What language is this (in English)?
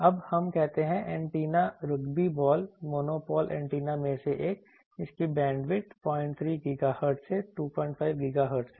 Hindi